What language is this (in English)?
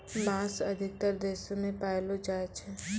Maithili